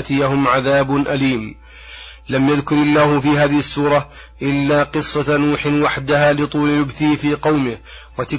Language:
Arabic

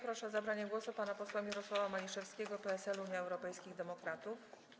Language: Polish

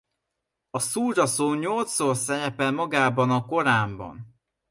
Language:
Hungarian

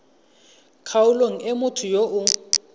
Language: Tswana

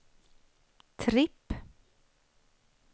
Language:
Swedish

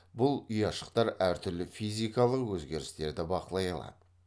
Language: Kazakh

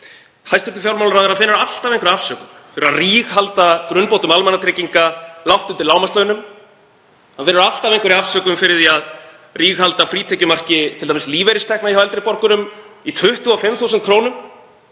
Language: Icelandic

